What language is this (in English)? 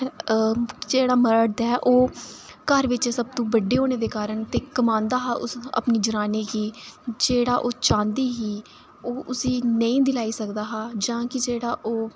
Dogri